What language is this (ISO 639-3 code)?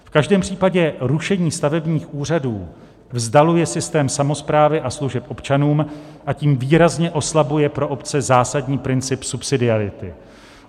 ces